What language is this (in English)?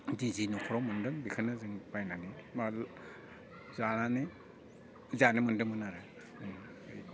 Bodo